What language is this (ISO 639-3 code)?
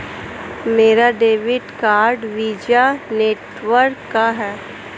hin